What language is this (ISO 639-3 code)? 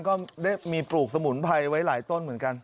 tha